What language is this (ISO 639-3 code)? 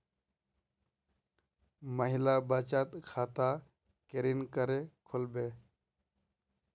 mag